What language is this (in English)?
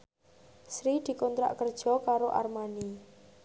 Javanese